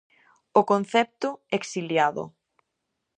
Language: Galician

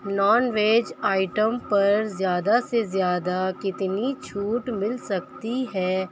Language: Urdu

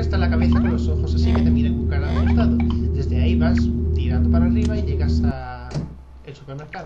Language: Spanish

